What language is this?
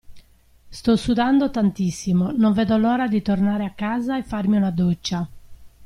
Italian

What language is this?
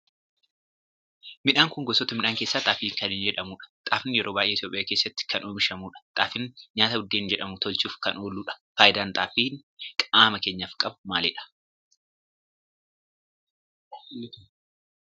Oromo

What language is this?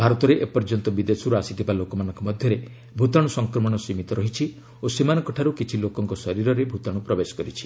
Odia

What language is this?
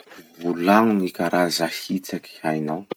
Masikoro Malagasy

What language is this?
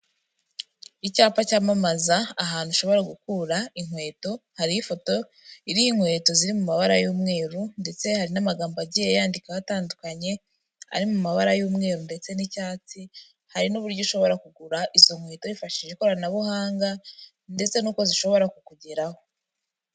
Kinyarwanda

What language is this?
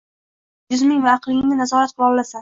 Uzbek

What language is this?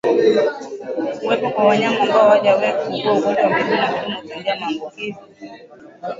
Swahili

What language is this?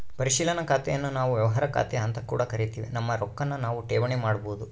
Kannada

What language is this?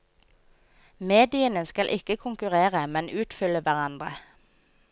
Norwegian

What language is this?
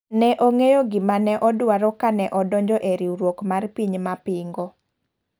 Luo (Kenya and Tanzania)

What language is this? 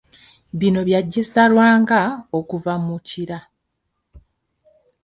Ganda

